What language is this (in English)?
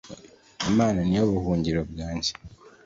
Kinyarwanda